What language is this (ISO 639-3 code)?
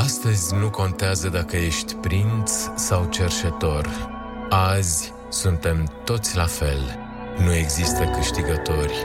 ron